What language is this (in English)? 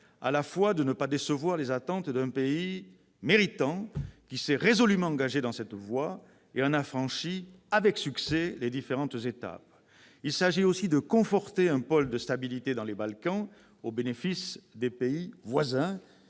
French